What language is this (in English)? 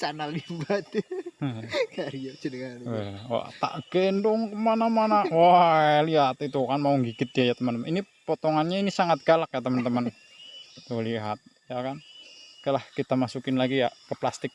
Indonesian